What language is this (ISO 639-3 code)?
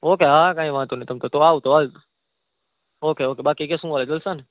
guj